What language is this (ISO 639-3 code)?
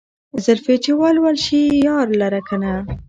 pus